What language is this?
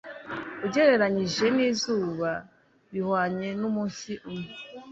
Kinyarwanda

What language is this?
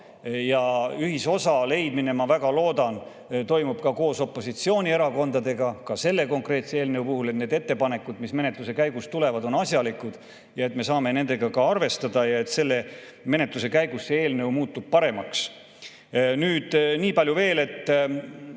Estonian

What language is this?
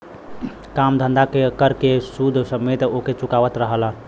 Bhojpuri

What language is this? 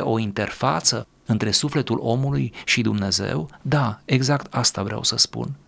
Romanian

